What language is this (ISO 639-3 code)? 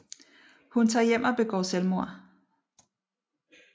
dan